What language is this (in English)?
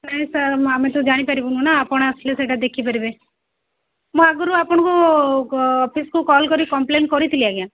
Odia